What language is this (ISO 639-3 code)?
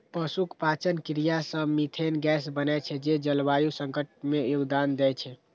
mai